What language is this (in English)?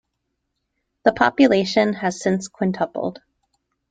English